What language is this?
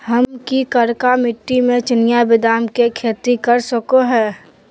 Magahi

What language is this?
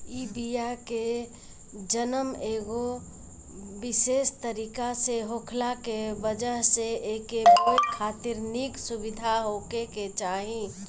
Bhojpuri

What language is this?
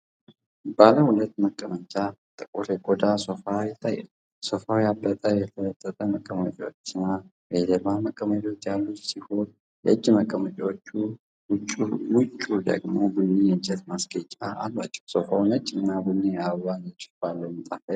Amharic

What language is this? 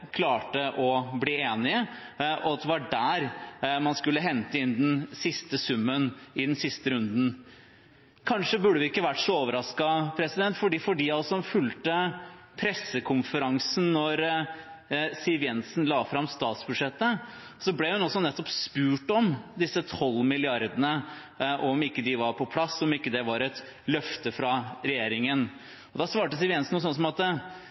Norwegian Bokmål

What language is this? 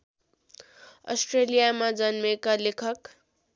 Nepali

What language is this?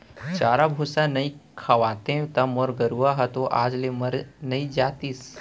Chhattisgarhi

